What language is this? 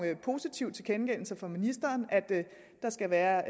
Danish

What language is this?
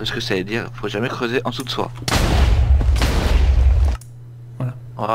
French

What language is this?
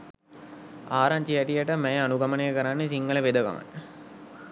Sinhala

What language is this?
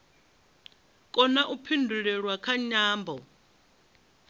Venda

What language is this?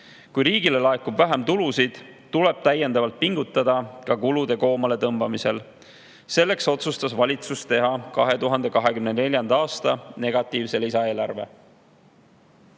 Estonian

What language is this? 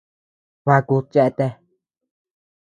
Tepeuxila Cuicatec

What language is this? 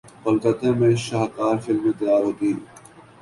Urdu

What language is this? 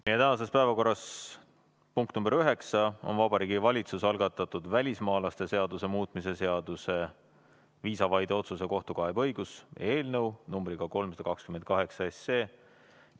Estonian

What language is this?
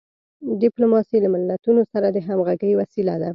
Pashto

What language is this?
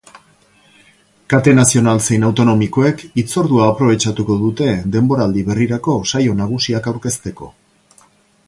Basque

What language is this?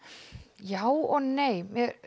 Icelandic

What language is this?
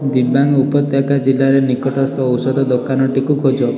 Odia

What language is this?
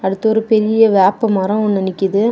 Tamil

